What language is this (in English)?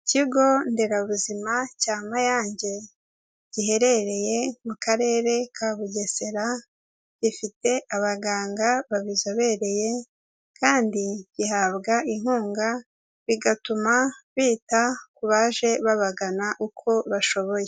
Kinyarwanda